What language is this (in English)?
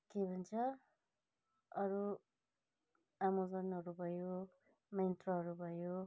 Nepali